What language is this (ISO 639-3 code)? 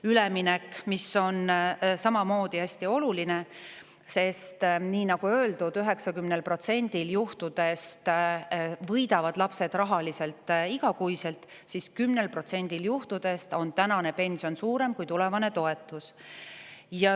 est